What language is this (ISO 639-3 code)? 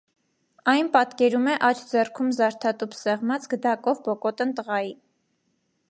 hye